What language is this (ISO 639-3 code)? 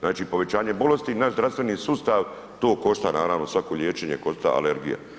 hrv